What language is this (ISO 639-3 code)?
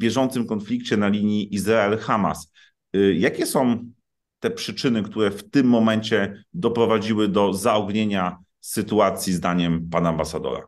pol